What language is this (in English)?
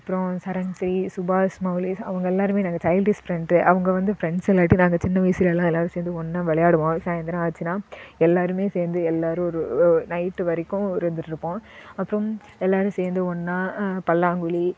Tamil